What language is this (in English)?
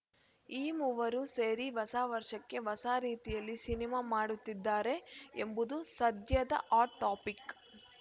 Kannada